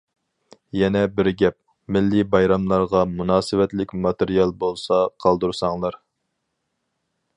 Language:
Uyghur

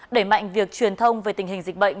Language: Vietnamese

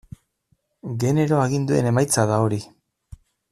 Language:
Basque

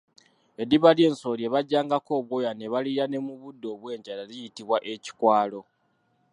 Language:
Ganda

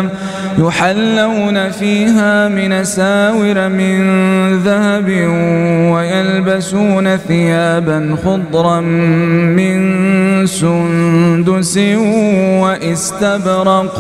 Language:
Arabic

